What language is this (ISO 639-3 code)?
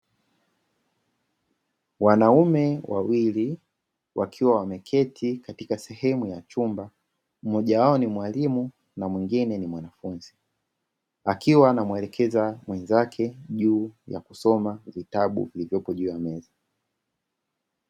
swa